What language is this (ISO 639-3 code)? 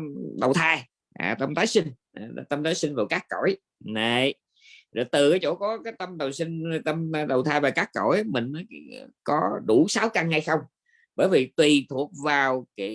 vie